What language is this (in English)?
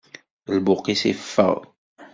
Kabyle